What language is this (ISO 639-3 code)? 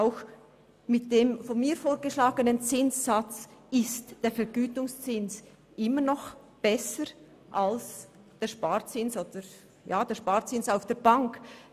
gsw